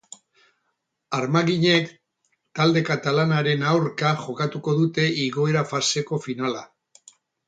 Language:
Basque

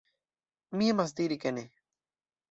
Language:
Esperanto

